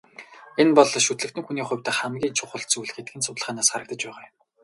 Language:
Mongolian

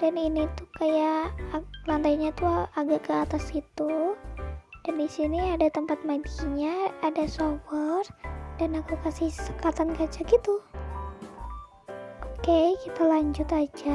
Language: Indonesian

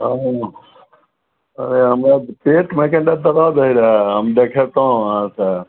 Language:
Maithili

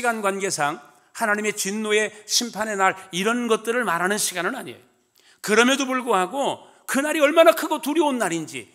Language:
Korean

